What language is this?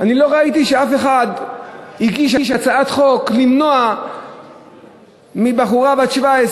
Hebrew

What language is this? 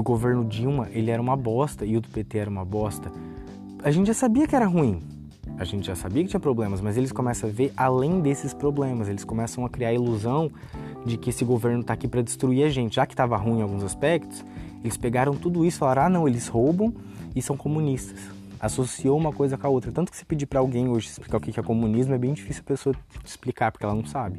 Portuguese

